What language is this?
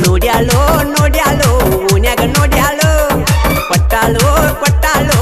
Hindi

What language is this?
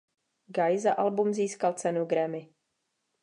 Czech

